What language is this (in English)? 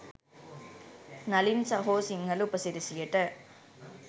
Sinhala